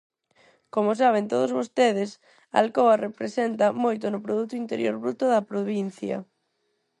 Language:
Galician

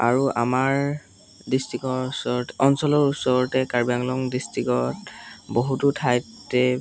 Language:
Assamese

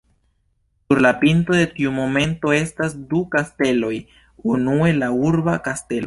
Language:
Esperanto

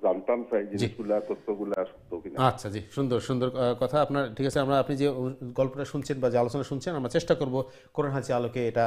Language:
Arabic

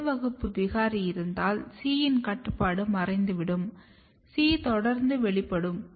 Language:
Tamil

